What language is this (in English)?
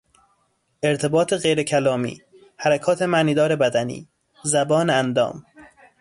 Persian